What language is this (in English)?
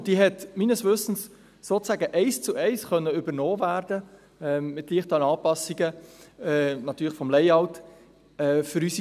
Swiss German